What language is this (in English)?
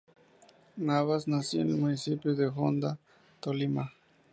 Spanish